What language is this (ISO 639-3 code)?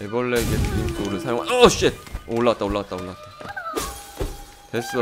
kor